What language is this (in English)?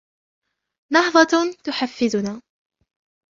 Arabic